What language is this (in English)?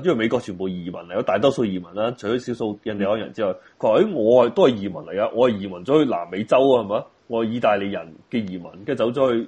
Chinese